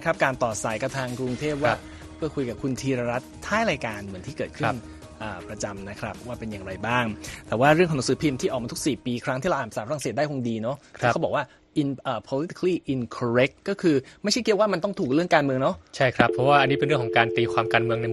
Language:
Thai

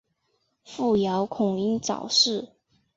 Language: Chinese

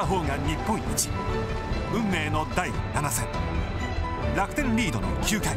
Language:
Japanese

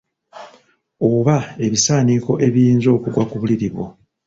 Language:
Ganda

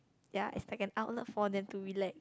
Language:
English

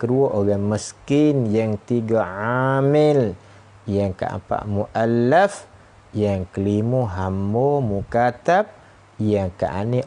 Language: Malay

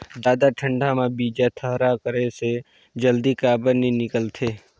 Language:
Chhattisgarhi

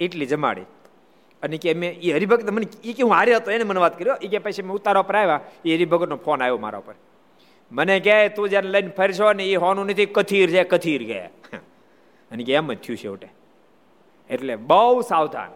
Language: Gujarati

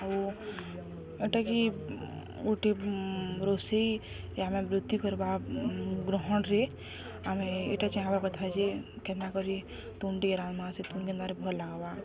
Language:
Odia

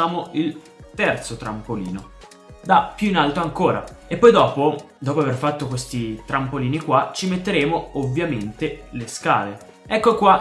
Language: Italian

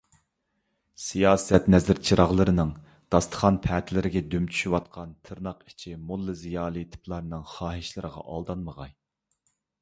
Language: Uyghur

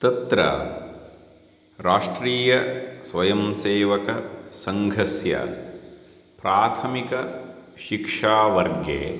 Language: Sanskrit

